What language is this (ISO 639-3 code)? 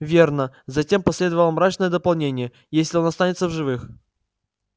rus